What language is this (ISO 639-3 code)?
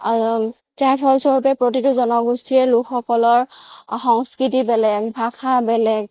asm